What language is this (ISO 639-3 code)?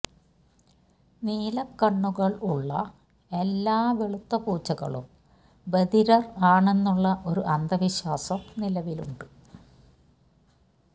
mal